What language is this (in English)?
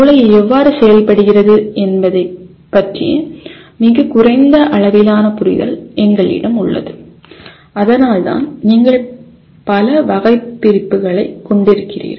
Tamil